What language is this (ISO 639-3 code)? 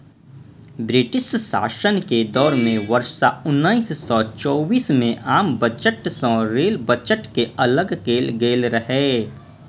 mai